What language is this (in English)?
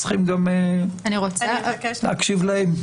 Hebrew